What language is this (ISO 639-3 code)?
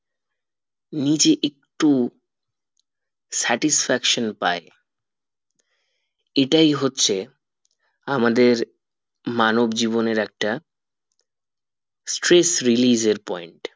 ben